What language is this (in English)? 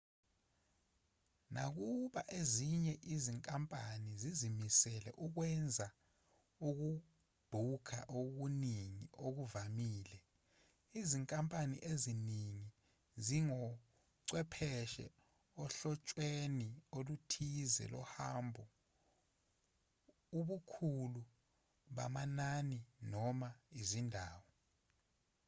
Zulu